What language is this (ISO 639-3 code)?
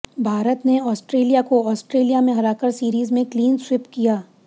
hin